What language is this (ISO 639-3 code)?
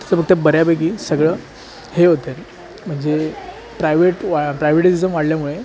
mar